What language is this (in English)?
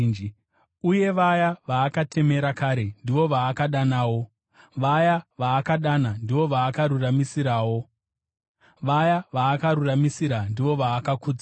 Shona